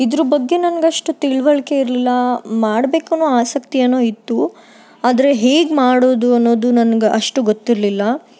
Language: Kannada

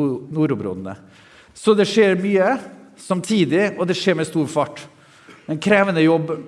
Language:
Norwegian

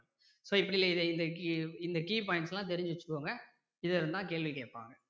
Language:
Tamil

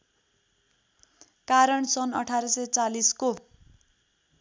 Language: Nepali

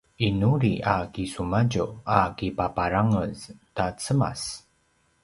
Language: Paiwan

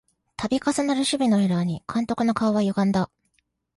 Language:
Japanese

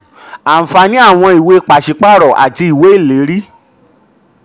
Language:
Yoruba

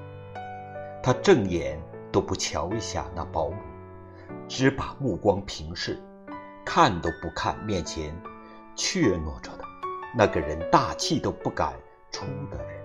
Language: Chinese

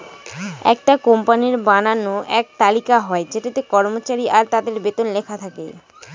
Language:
Bangla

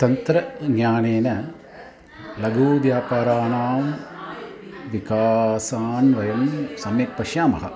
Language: Sanskrit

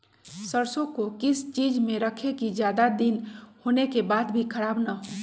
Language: Magahi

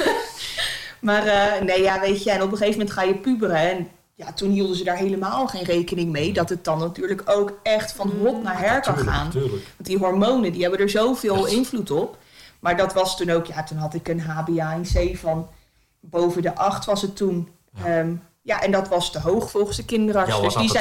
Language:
Dutch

